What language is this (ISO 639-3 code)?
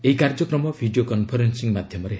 ori